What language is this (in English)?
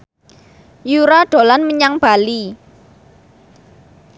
Javanese